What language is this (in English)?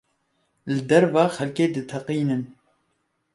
Kurdish